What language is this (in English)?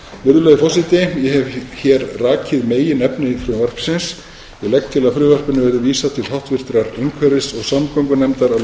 Icelandic